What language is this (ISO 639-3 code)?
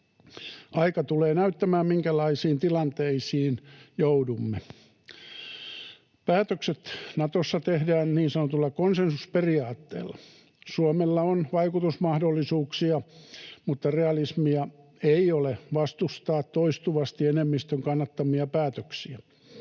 fin